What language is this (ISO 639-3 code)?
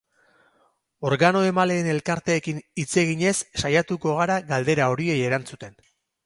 eus